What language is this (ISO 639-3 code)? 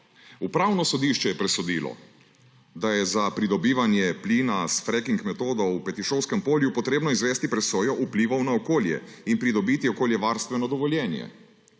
slv